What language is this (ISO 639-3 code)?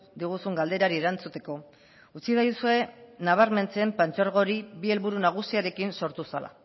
eus